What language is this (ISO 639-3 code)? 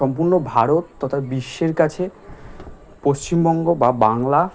ben